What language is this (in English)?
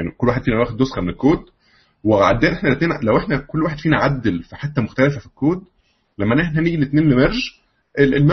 Arabic